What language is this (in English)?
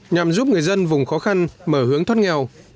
Vietnamese